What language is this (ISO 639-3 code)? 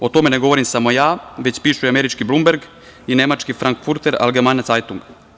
srp